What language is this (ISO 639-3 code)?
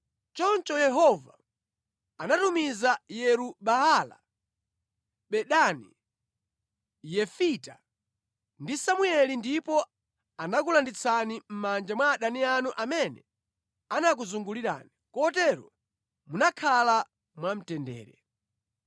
nya